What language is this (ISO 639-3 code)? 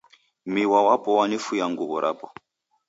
dav